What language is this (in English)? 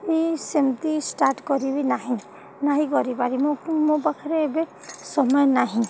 Odia